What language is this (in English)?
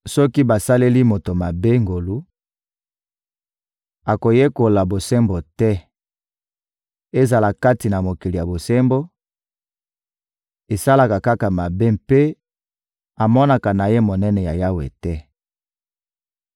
Lingala